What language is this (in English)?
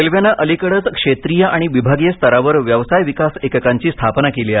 Marathi